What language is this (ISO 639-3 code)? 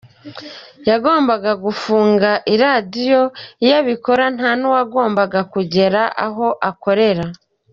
kin